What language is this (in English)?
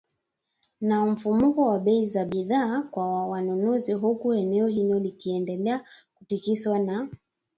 Swahili